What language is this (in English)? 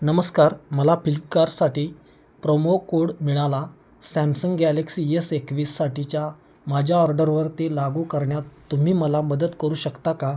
Marathi